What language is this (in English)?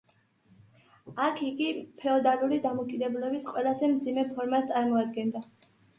Georgian